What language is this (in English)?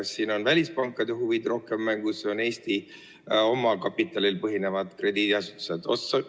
Estonian